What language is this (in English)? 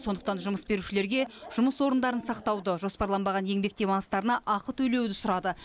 Kazakh